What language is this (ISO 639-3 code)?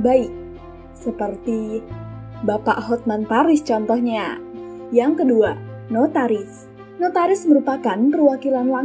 ind